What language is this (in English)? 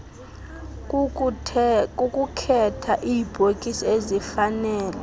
Xhosa